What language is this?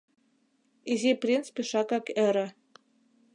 Mari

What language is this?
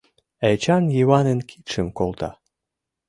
Mari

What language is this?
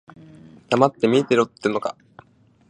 Japanese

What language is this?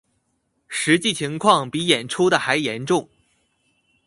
Chinese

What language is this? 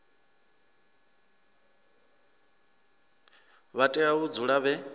Venda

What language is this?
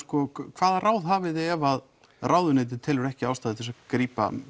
Icelandic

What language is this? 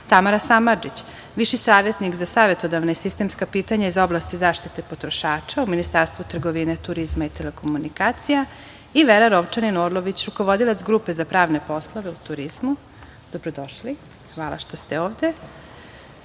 Serbian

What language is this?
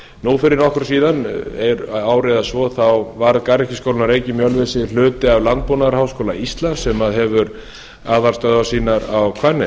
Icelandic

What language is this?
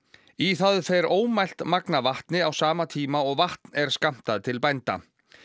Icelandic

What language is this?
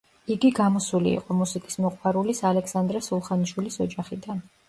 Georgian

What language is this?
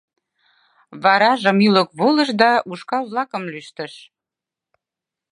Mari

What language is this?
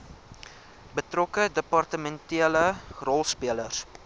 Afrikaans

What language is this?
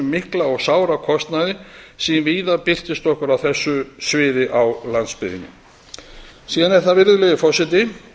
Icelandic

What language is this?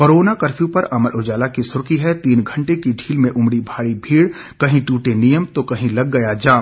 Hindi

